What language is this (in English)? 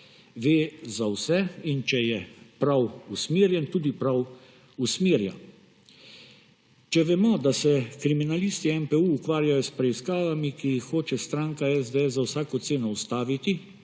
Slovenian